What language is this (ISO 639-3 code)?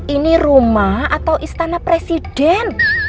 ind